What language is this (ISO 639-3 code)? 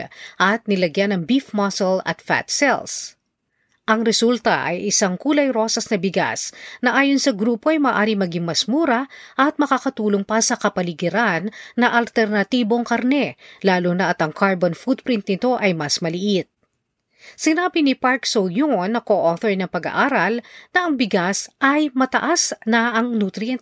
fil